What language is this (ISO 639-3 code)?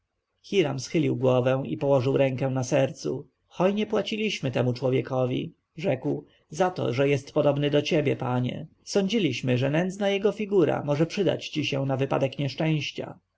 pol